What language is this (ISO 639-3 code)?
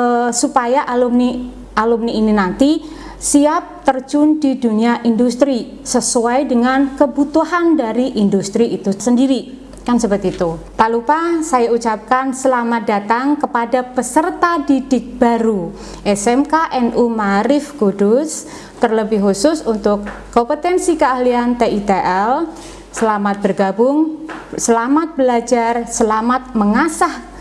ind